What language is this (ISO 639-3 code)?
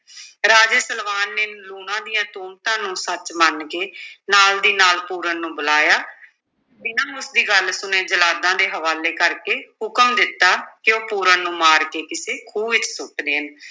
pan